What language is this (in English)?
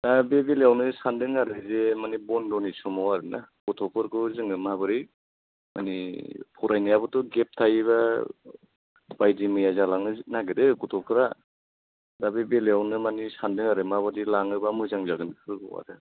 Bodo